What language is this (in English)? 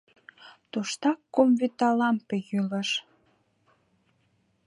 Mari